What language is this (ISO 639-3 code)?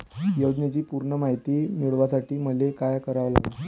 mar